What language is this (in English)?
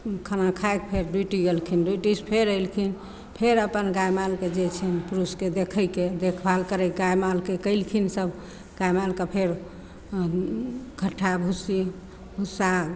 Maithili